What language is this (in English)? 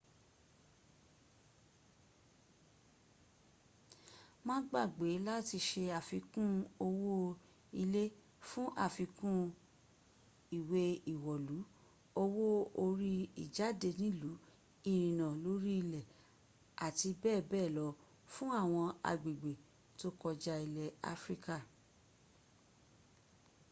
Yoruba